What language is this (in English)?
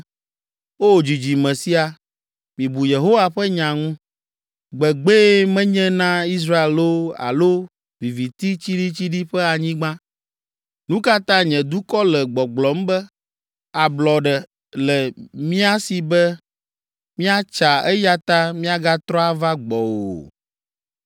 Ewe